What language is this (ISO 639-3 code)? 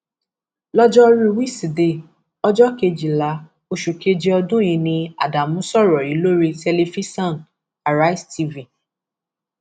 yor